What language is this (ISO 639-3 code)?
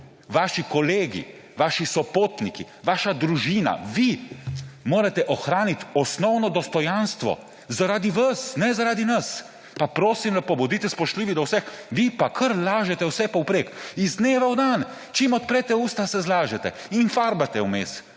slv